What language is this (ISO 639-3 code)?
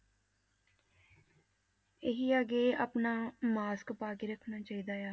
pan